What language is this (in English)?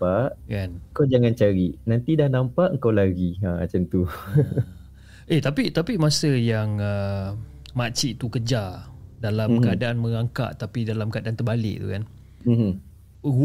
Malay